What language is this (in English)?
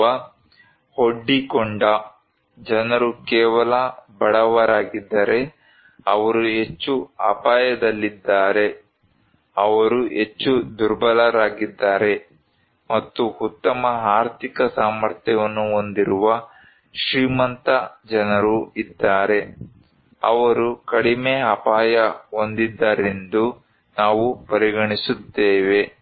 Kannada